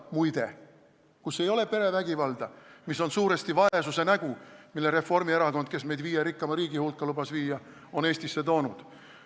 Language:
Estonian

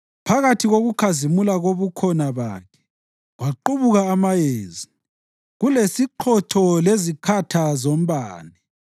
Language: North Ndebele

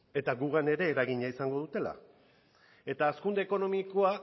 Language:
Basque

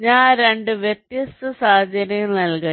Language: Malayalam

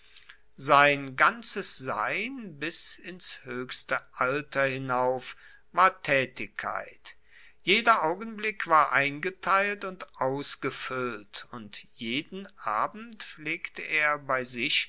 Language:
German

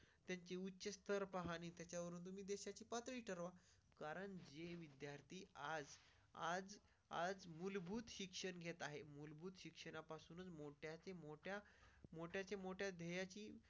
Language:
Marathi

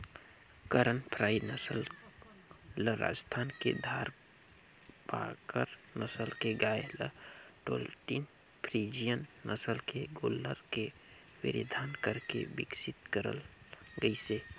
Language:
Chhattisgarhi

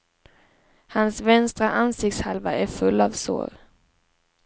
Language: Swedish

